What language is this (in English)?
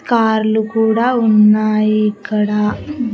Telugu